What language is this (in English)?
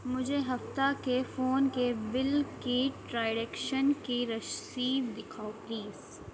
Urdu